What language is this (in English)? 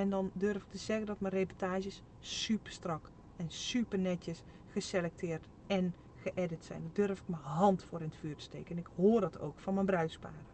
Dutch